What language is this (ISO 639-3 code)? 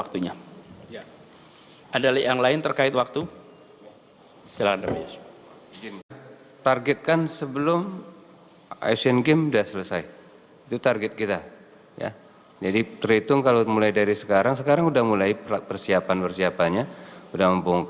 ind